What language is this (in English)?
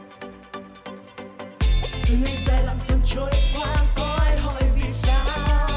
Vietnamese